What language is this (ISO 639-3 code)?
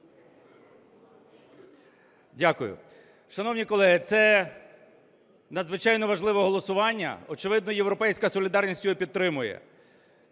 ukr